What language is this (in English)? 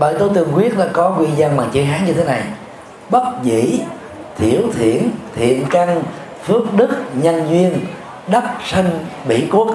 Vietnamese